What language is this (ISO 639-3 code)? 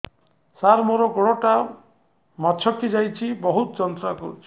ori